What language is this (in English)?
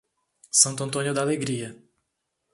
Portuguese